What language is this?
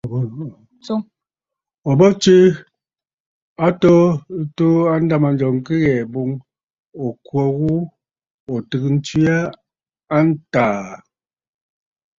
Bafut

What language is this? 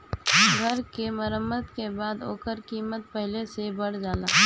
Bhojpuri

